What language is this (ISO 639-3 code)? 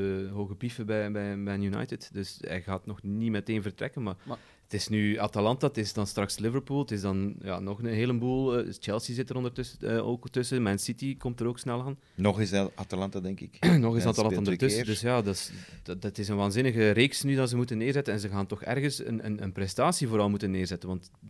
nld